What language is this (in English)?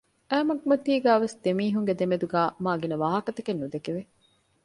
Divehi